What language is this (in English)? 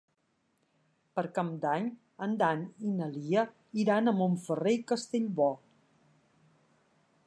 Catalan